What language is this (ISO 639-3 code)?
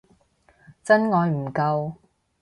yue